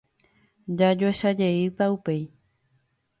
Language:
Guarani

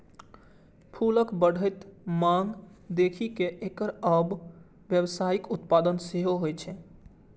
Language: Maithili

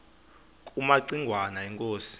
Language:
Xhosa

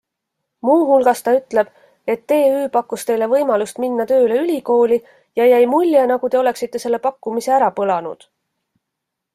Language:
Estonian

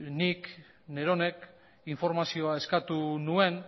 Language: Basque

